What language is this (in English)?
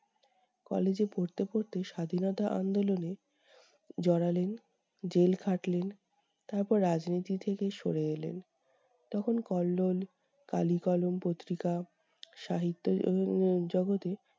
Bangla